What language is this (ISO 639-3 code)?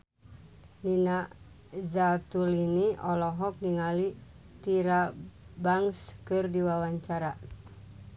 sun